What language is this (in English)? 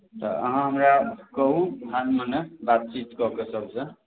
Maithili